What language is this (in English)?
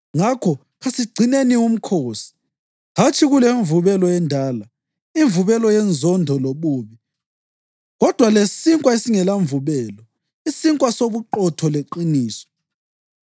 North Ndebele